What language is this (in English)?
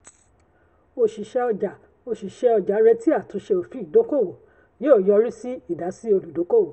Yoruba